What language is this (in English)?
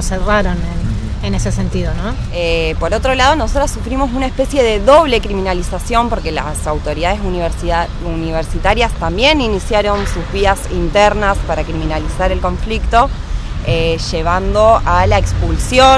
Spanish